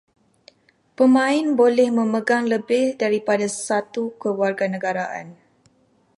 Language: Malay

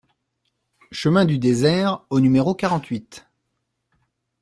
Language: French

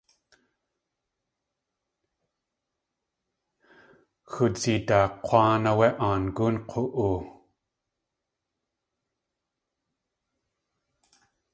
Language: Tlingit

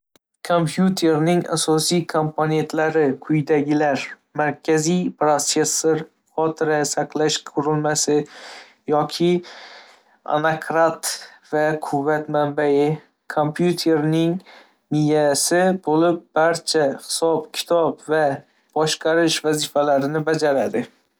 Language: Uzbek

